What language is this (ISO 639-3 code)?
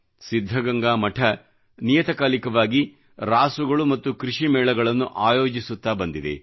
kan